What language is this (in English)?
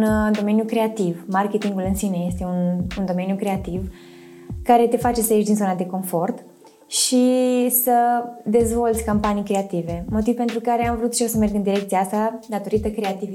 Romanian